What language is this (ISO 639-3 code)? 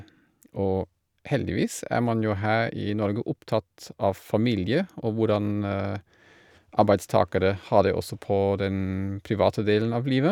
nor